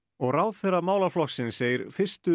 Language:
Icelandic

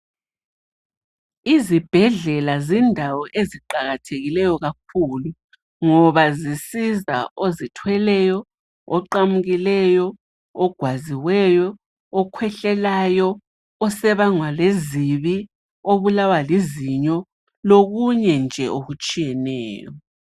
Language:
North Ndebele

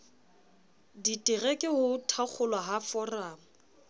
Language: Southern Sotho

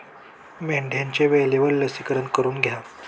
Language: Marathi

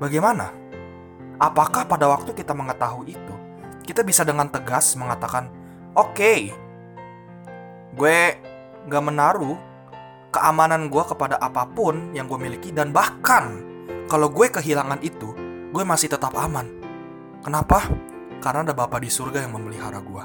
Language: Indonesian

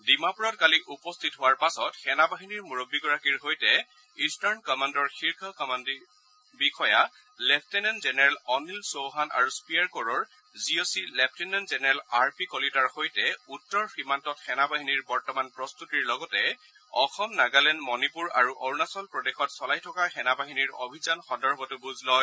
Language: Assamese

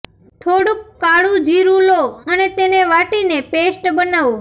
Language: Gujarati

